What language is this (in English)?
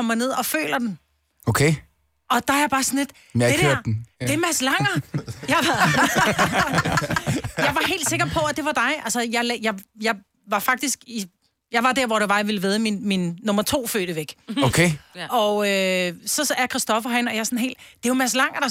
Danish